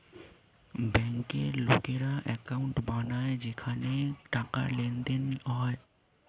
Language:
Bangla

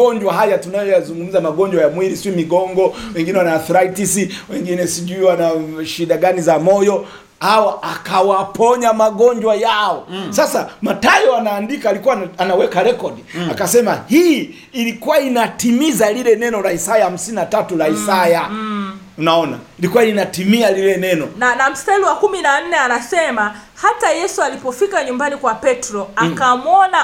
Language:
Swahili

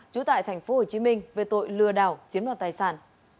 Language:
Vietnamese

